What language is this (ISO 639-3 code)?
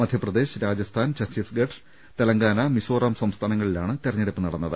mal